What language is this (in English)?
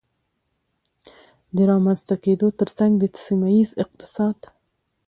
Pashto